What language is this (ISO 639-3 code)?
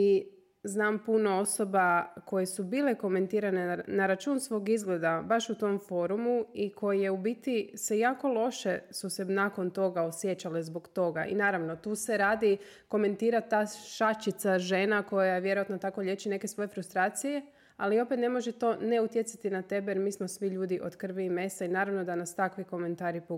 hrv